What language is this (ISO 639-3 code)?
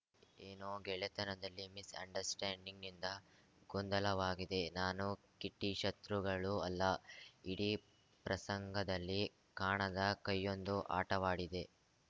kan